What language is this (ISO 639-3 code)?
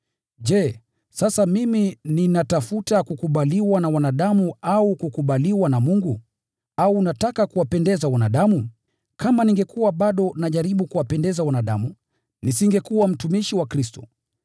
swa